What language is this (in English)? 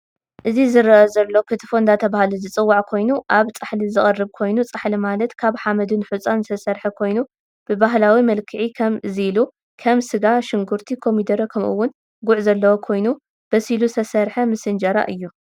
Tigrinya